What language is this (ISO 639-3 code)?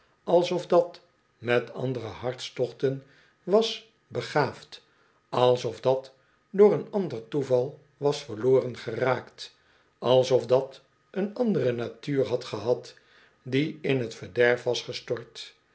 nld